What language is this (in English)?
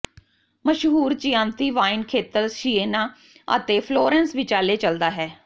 Punjabi